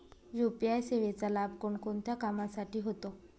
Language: Marathi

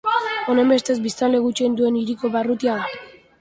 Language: Basque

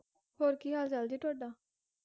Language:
Punjabi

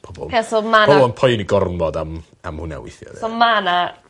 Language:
Welsh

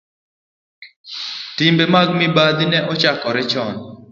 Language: Luo (Kenya and Tanzania)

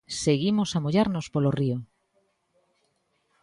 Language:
Galician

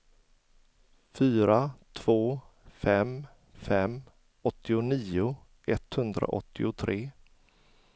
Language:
Swedish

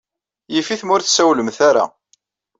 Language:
Kabyle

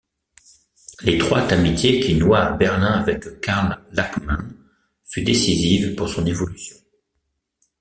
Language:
French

